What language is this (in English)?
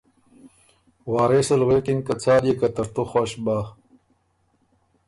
Ormuri